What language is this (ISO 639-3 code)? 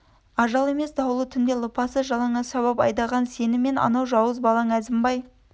kaz